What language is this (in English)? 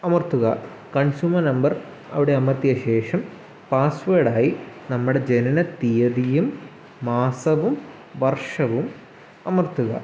Malayalam